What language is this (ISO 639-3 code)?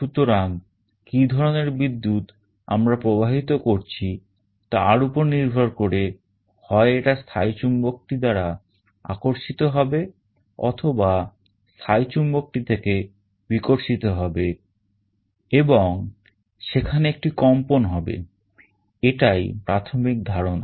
ben